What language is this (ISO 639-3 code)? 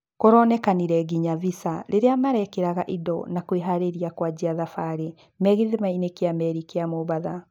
kik